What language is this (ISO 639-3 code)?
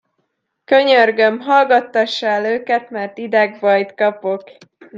hun